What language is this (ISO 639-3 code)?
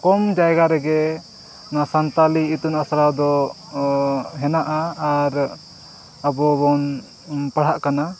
sat